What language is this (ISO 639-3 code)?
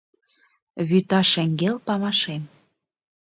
chm